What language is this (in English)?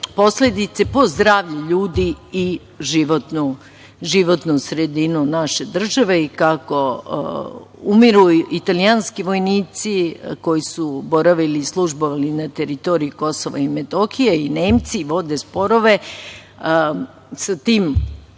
Serbian